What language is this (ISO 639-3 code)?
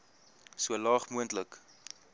afr